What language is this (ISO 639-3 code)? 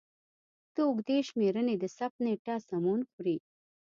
pus